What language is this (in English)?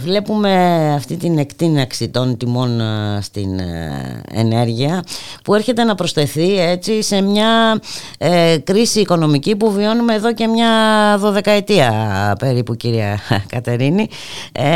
Greek